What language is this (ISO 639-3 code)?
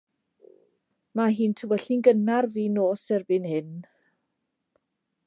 cym